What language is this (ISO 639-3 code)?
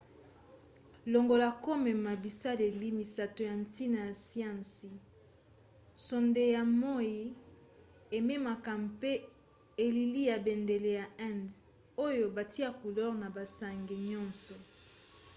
lin